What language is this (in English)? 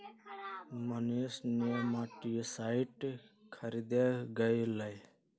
Magahi